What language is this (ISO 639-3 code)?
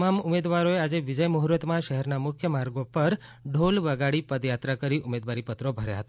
guj